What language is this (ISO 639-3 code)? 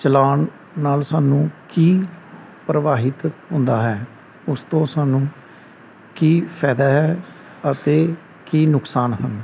pan